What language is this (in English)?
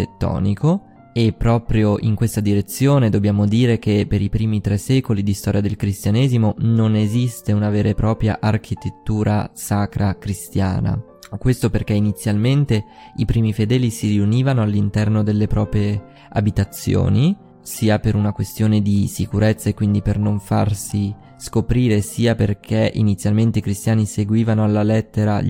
Italian